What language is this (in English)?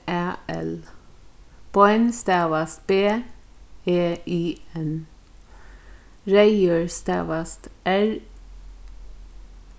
Faroese